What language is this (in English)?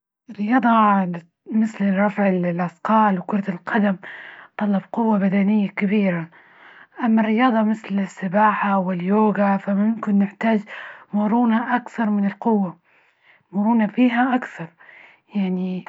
Libyan Arabic